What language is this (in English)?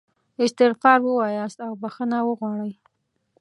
Pashto